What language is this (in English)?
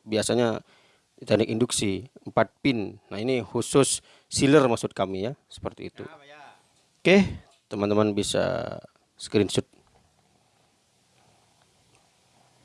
Indonesian